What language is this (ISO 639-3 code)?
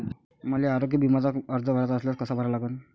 mar